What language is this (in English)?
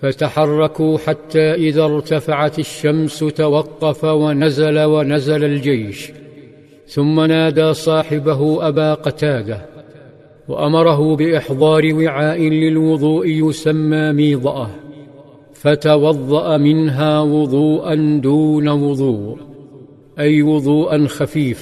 Arabic